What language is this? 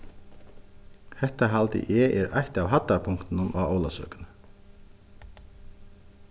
Faroese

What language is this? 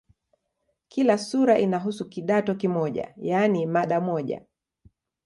Swahili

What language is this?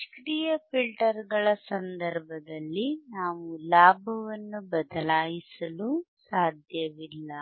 Kannada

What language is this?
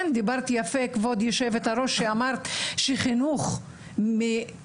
Hebrew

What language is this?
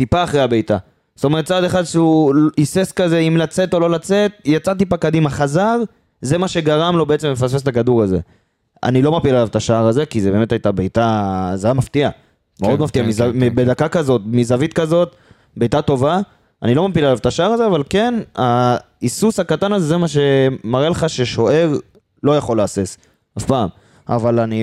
Hebrew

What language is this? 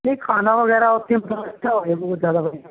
Punjabi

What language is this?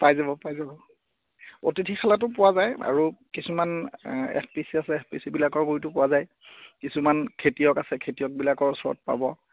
Assamese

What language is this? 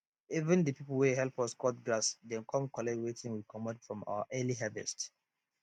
Nigerian Pidgin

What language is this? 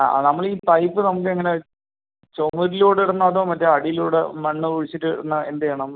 Malayalam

